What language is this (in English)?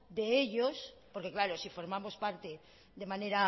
Spanish